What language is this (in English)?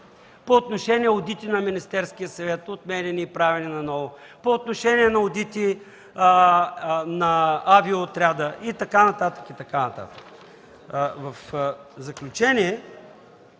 Bulgarian